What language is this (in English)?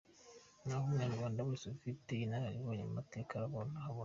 Kinyarwanda